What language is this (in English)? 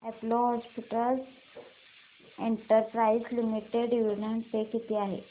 Marathi